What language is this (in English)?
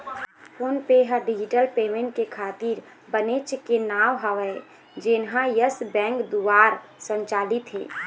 Chhattisgarhi